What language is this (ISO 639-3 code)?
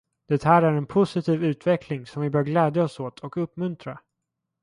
swe